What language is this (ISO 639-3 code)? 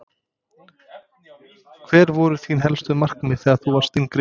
isl